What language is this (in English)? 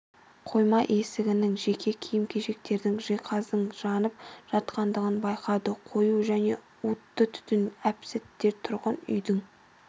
Kazakh